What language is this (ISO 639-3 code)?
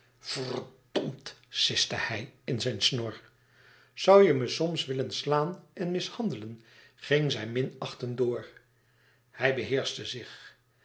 nld